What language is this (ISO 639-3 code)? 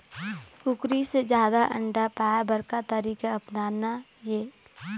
hne